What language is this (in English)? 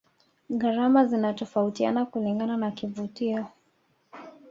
Swahili